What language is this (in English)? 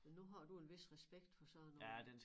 Danish